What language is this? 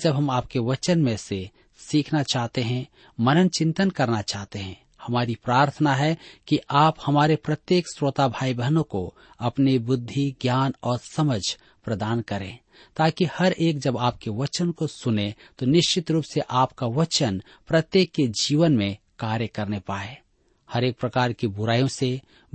Hindi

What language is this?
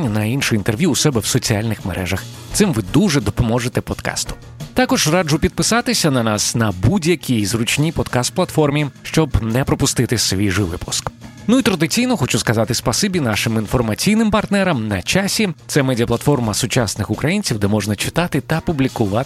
Ukrainian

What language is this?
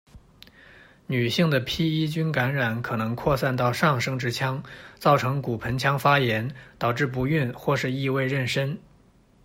Chinese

